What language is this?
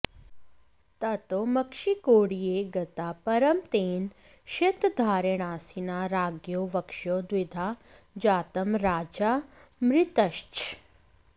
Sanskrit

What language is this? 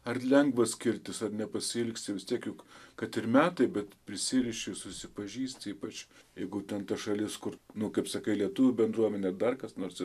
Lithuanian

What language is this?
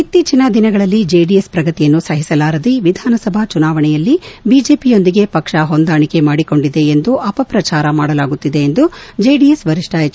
Kannada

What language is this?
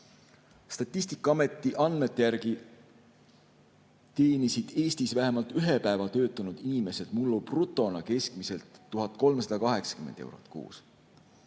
Estonian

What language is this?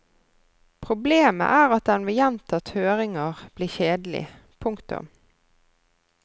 Norwegian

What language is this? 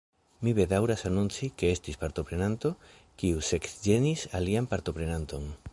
Esperanto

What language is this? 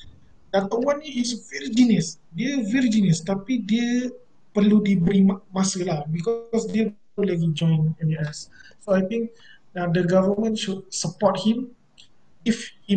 Malay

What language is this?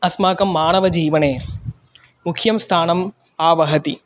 Sanskrit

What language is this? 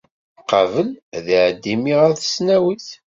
Kabyle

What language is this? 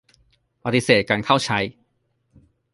Thai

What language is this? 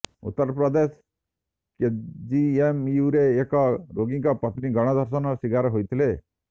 Odia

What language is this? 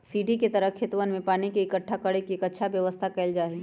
Magahi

